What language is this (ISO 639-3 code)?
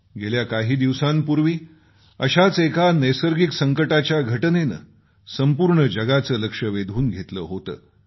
mar